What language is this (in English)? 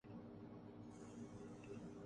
Urdu